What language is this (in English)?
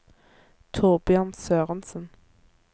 Norwegian